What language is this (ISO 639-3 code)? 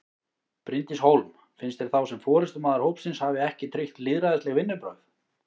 isl